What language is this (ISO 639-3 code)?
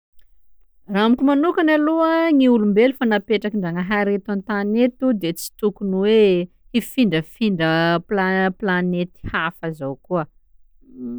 skg